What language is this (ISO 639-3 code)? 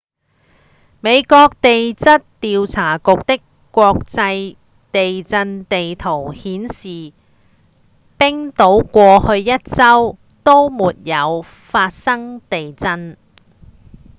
yue